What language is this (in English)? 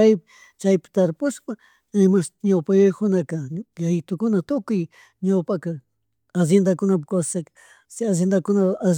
Chimborazo Highland Quichua